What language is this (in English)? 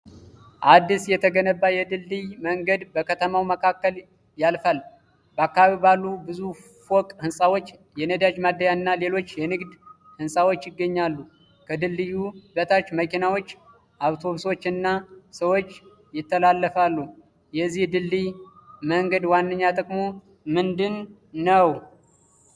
Amharic